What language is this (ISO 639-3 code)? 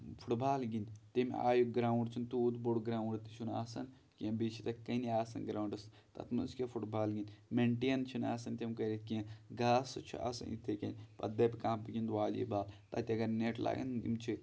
kas